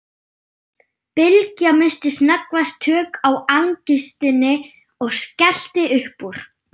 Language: Icelandic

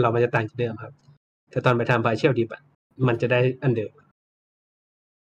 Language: Thai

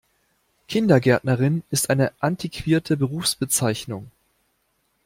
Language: German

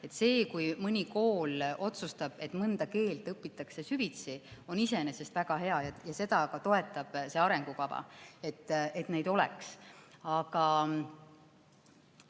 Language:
Estonian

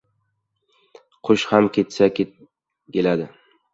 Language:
Uzbek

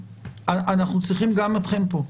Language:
Hebrew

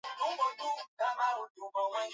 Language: Swahili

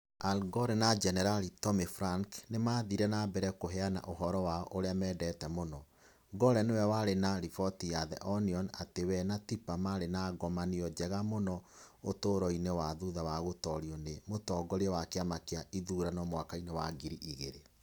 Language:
Kikuyu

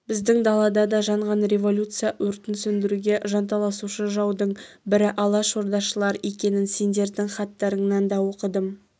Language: Kazakh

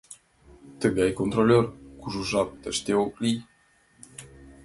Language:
Mari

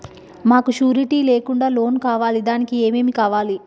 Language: Telugu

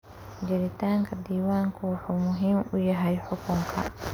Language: Somali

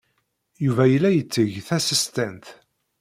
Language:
Kabyle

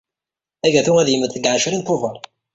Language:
Kabyle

